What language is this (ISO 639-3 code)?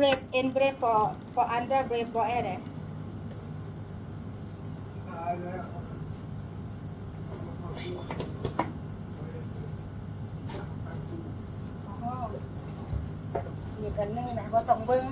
tha